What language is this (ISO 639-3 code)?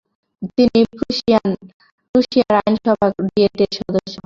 ben